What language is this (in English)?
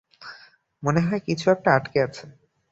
Bangla